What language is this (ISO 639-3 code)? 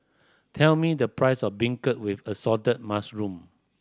eng